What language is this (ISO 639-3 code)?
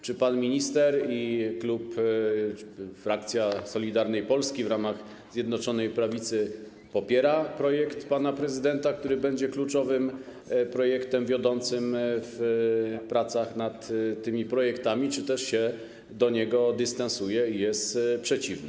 pol